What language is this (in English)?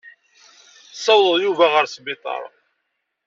Kabyle